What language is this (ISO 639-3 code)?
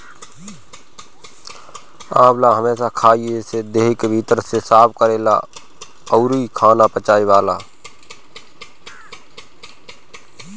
bho